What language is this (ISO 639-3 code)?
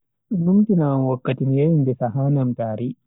fui